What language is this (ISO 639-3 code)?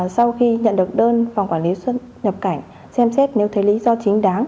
vie